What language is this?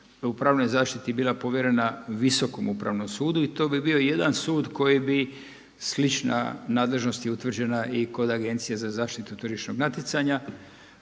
Croatian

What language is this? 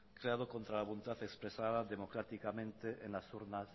Spanish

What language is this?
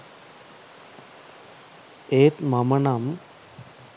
Sinhala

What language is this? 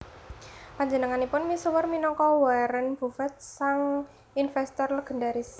Javanese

